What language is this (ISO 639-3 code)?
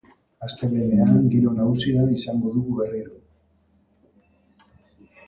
eus